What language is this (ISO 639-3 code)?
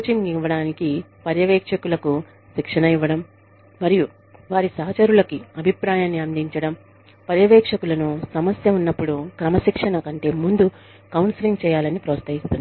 tel